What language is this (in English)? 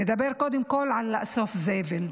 Hebrew